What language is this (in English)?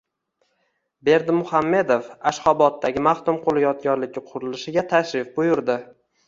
Uzbek